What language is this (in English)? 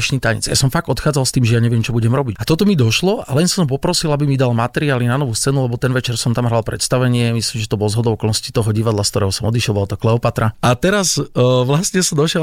Slovak